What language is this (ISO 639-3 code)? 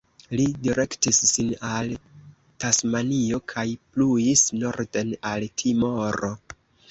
epo